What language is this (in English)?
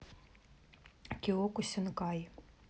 Russian